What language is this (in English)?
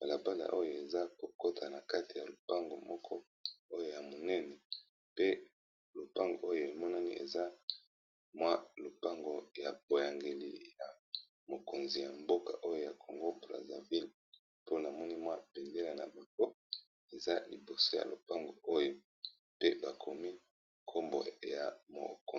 Lingala